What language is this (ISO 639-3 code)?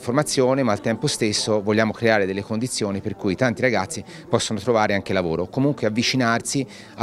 ita